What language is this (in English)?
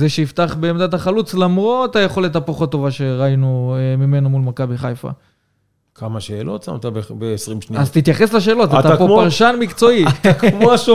Hebrew